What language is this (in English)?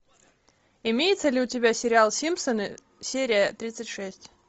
Russian